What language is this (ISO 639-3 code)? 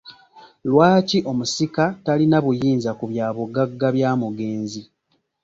lug